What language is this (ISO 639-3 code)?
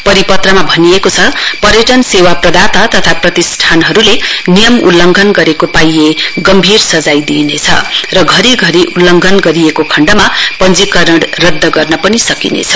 nep